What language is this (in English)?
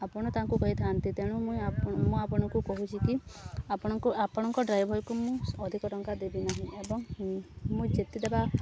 Odia